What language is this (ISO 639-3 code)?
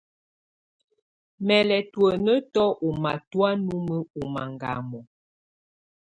tvu